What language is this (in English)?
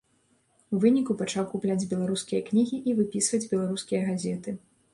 Belarusian